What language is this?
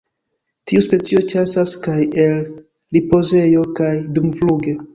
Esperanto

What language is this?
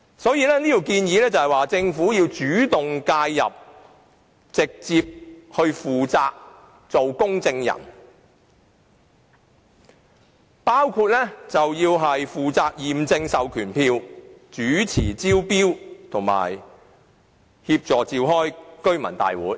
Cantonese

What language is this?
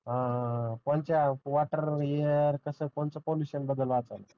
Marathi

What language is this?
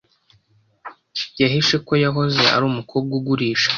Kinyarwanda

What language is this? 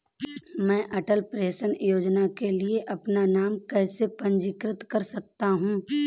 Hindi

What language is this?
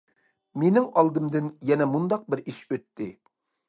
Uyghur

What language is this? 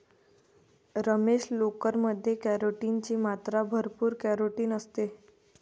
Marathi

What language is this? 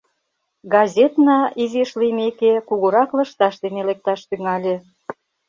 Mari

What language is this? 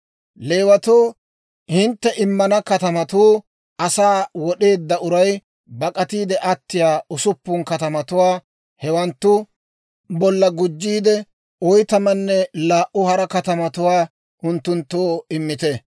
Dawro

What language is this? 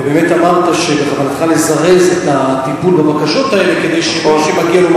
Hebrew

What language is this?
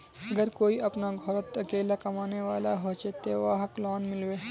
Magahi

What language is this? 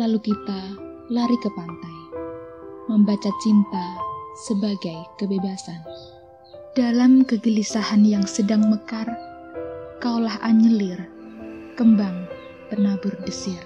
Indonesian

